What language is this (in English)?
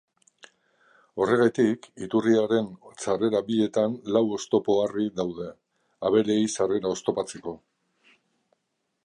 Basque